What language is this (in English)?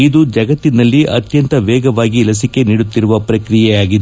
Kannada